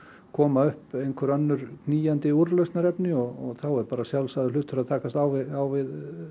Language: Icelandic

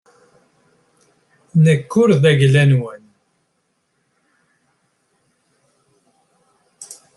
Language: Kabyle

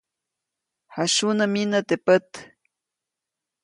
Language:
Copainalá Zoque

